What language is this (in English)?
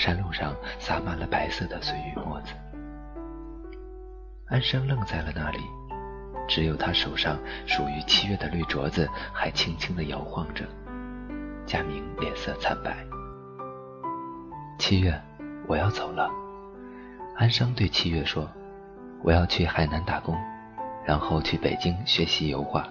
Chinese